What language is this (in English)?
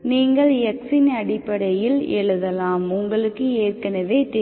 Tamil